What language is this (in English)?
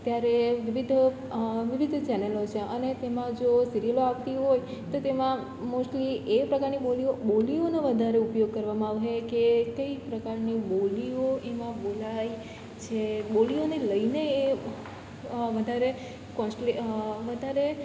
Gujarati